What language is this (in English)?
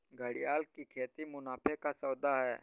Hindi